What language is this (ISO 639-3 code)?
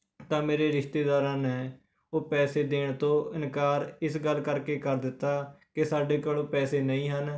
pan